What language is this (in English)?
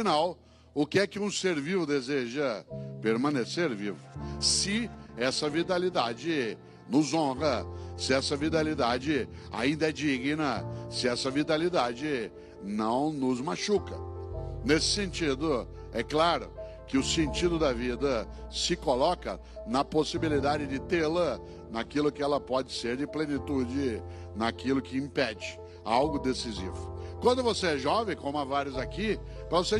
Portuguese